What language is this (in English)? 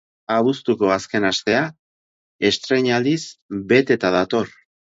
Basque